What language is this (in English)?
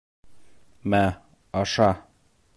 Bashkir